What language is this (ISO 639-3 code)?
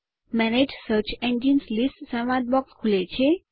guj